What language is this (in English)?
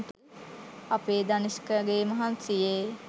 Sinhala